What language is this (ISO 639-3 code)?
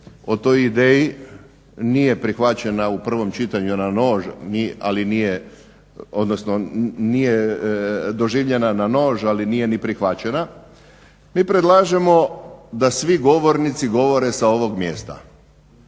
hrv